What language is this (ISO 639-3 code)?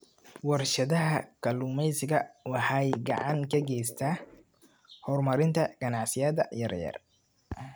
som